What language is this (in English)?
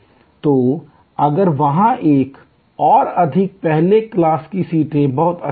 Hindi